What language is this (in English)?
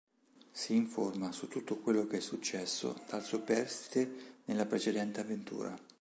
Italian